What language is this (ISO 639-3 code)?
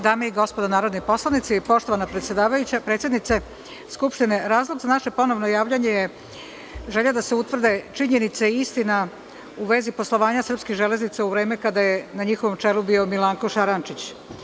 srp